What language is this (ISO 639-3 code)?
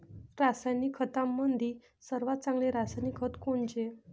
mar